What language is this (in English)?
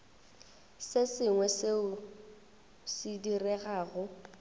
Northern Sotho